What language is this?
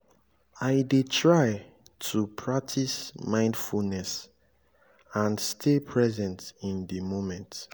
Nigerian Pidgin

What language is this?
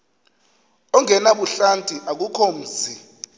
Xhosa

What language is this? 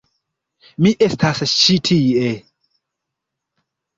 Esperanto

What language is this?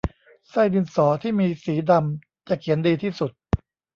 Thai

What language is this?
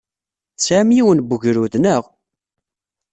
Kabyle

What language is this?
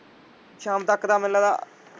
Punjabi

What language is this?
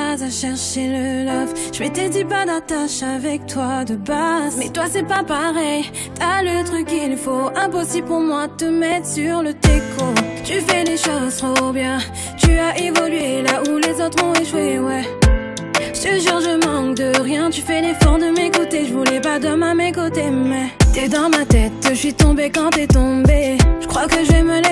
Japanese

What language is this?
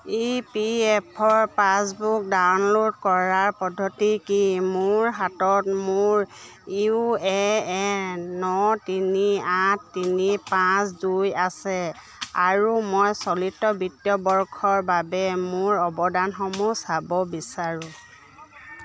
Assamese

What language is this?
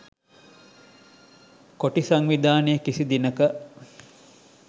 Sinhala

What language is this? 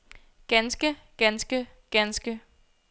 Danish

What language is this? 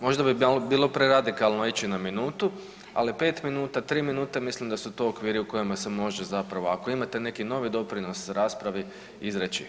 Croatian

